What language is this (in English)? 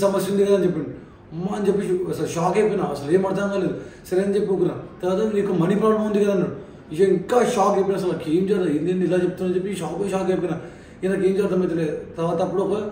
Telugu